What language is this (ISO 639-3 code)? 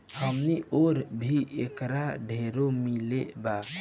bho